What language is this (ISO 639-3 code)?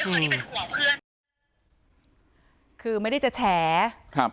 tha